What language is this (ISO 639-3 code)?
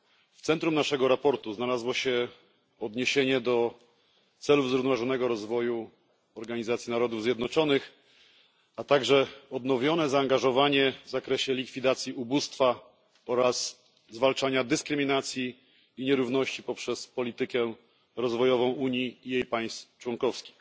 pol